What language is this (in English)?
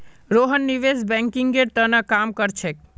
Magahi